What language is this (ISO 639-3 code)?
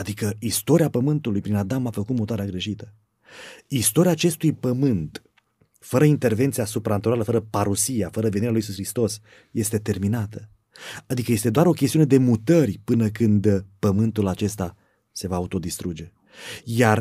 ron